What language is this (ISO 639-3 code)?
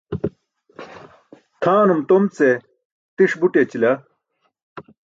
bsk